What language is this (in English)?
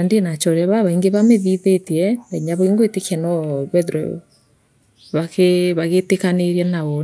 Meru